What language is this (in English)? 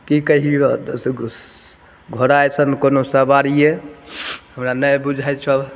Maithili